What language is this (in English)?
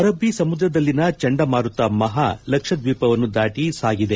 Kannada